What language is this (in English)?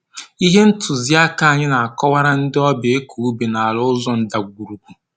Igbo